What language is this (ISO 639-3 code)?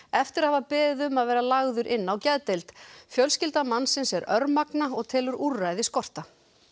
isl